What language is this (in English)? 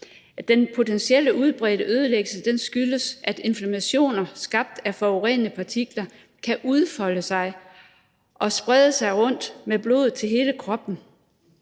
Danish